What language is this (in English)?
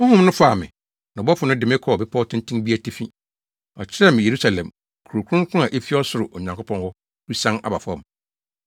Akan